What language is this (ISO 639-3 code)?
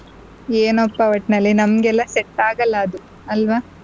kan